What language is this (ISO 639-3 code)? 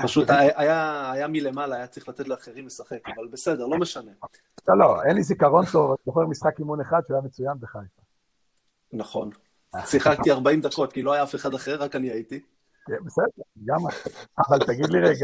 heb